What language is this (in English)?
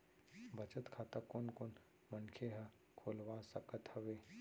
Chhattisgarhi